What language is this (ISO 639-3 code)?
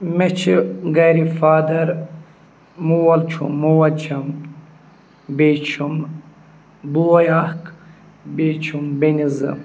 kas